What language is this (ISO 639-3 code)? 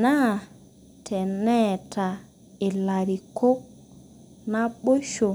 mas